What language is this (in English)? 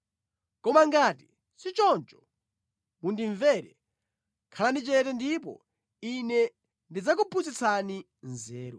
Nyanja